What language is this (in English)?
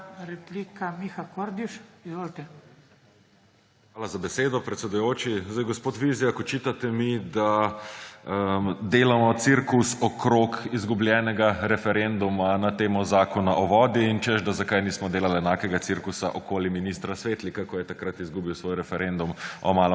Slovenian